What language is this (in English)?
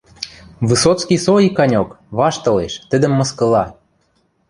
Western Mari